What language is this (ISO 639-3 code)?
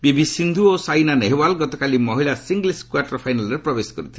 ori